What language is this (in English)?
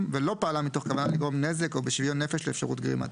Hebrew